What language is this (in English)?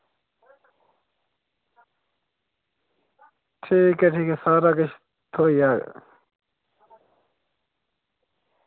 Dogri